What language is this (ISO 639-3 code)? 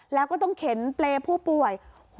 tha